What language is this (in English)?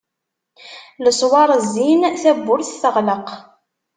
Kabyle